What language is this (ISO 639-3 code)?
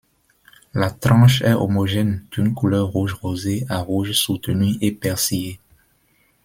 fra